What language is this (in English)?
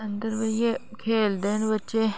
Dogri